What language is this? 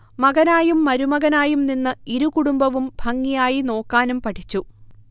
Malayalam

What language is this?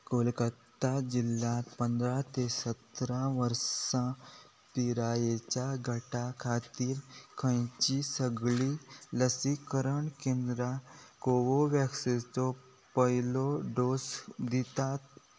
Konkani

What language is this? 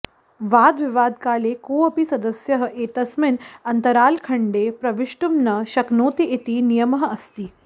Sanskrit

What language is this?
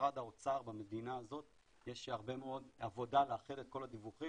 Hebrew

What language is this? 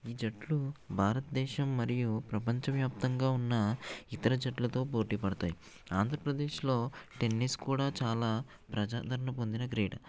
Telugu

